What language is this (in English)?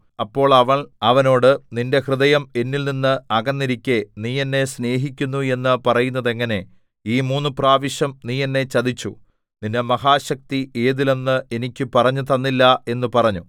Malayalam